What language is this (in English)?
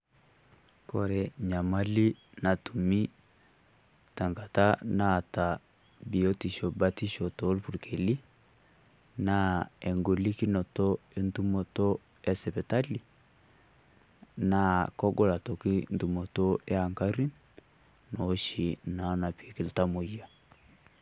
Masai